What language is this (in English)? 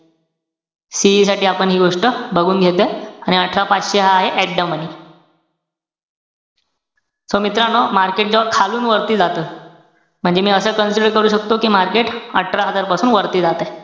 Marathi